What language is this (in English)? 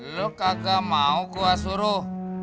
Indonesian